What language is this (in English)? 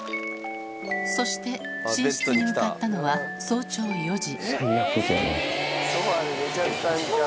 Japanese